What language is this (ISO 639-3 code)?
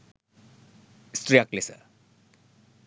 sin